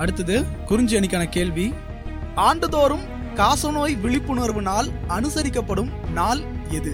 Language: Tamil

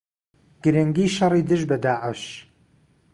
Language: Central Kurdish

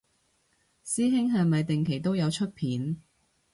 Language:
Cantonese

